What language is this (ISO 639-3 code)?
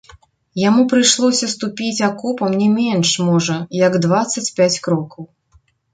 bel